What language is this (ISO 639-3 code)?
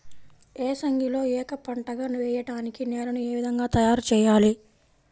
tel